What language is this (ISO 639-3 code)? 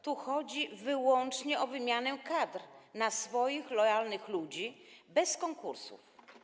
pol